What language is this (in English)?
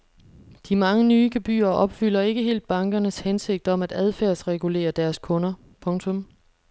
Danish